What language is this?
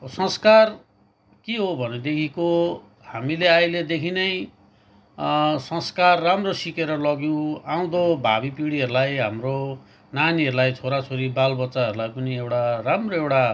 Nepali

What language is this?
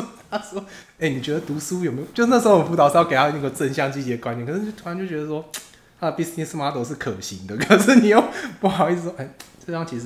Chinese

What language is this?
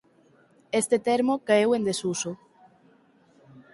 Galician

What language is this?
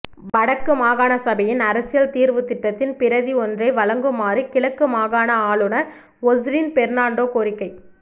Tamil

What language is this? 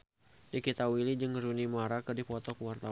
Sundanese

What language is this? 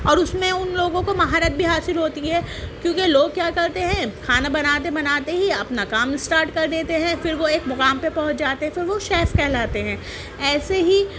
Urdu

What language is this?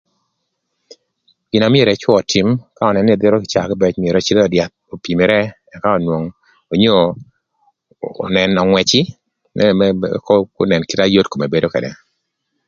Thur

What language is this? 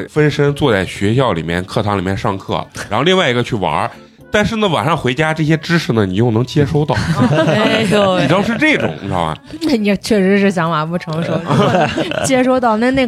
Chinese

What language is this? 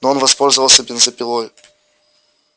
Russian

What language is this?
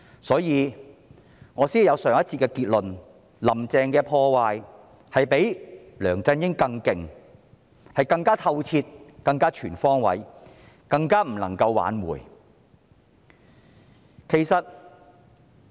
Cantonese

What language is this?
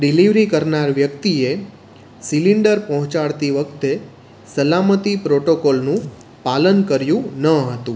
Gujarati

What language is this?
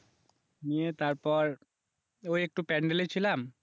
Bangla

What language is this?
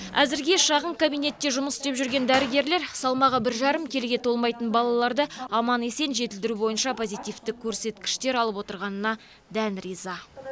Kazakh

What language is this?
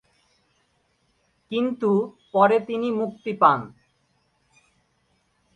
Bangla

